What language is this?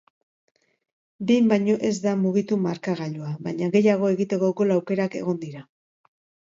Basque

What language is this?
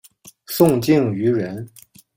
Chinese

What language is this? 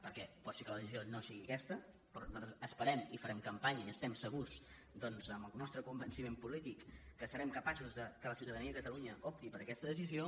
Catalan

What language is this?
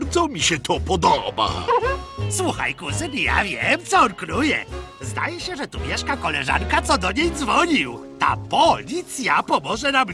Polish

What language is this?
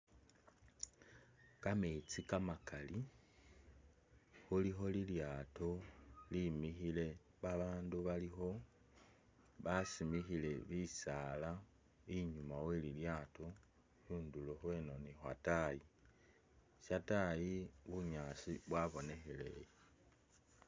Masaaba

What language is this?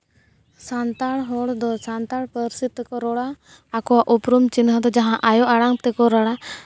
Santali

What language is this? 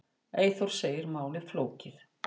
Icelandic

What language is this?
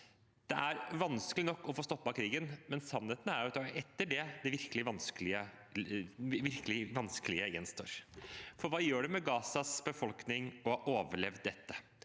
Norwegian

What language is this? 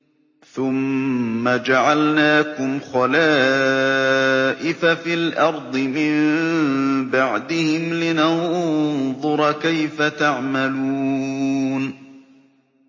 Arabic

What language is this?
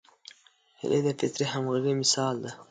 Pashto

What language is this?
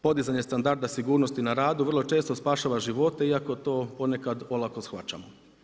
Croatian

